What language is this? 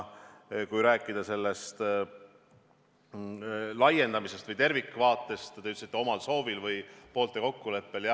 Estonian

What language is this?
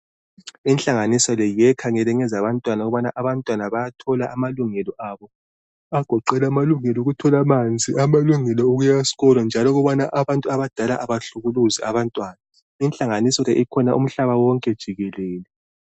North Ndebele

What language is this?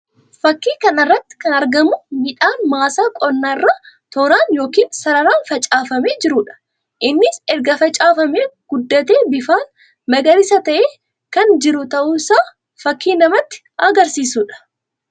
Oromo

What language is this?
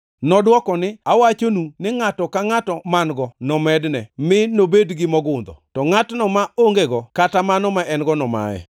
Luo (Kenya and Tanzania)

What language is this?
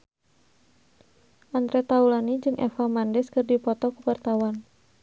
Sundanese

